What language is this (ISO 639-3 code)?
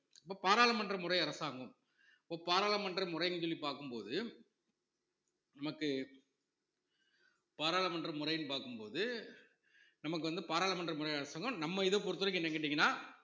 tam